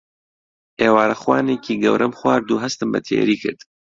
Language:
Central Kurdish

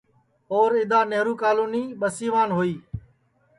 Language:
Sansi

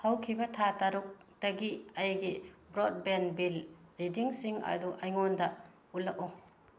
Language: Manipuri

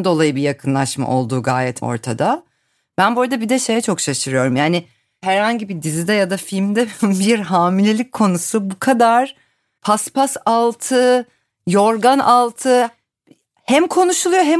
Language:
Turkish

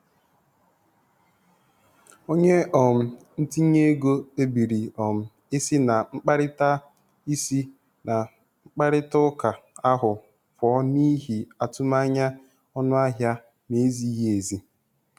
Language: Igbo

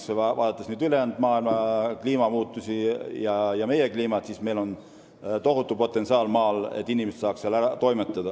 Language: Estonian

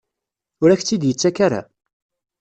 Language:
Kabyle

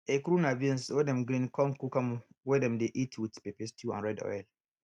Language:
Nigerian Pidgin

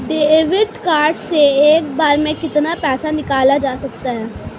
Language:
Hindi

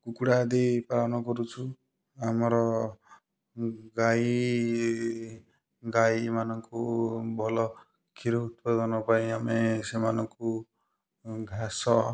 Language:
Odia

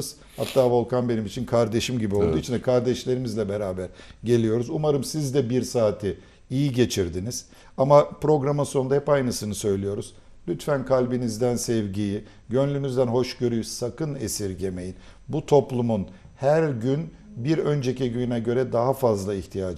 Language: Turkish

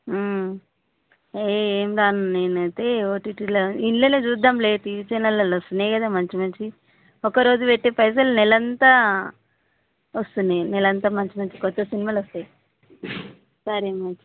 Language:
Telugu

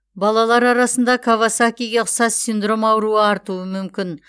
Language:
Kazakh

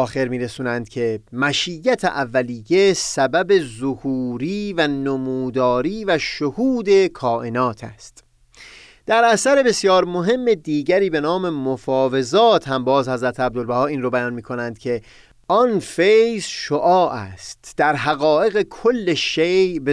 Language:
Persian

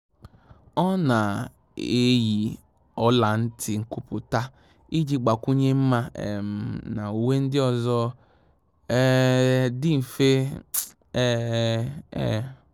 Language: Igbo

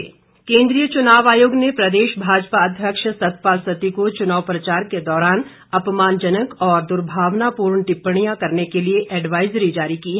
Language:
Hindi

